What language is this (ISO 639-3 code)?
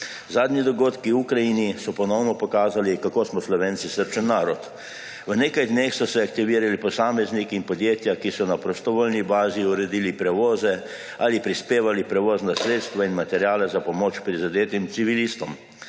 slv